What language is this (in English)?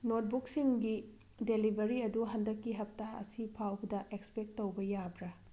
Manipuri